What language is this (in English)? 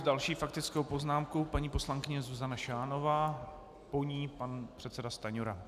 Czech